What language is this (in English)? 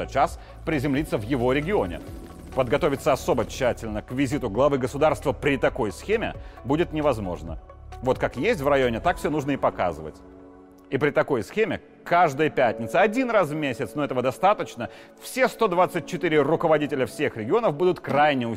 Russian